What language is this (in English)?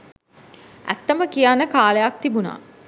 Sinhala